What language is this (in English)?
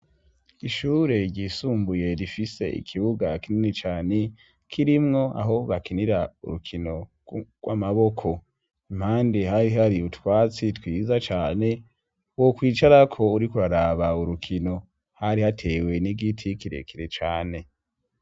Rundi